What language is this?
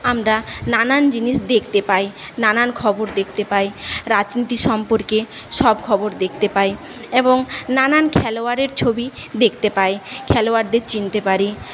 Bangla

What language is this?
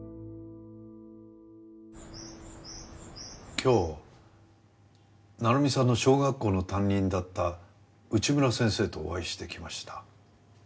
Japanese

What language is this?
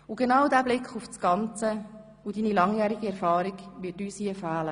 Swiss German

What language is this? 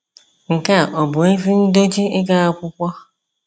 Igbo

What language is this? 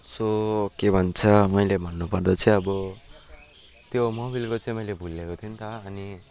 Nepali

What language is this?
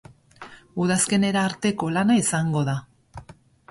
Basque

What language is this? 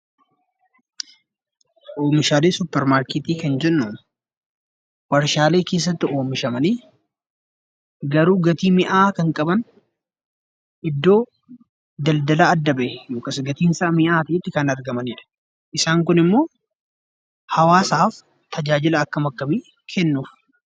Oromo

